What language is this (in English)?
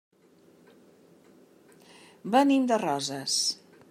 Catalan